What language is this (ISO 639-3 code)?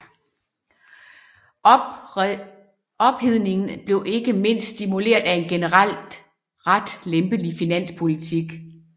dan